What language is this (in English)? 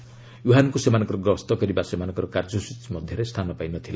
Odia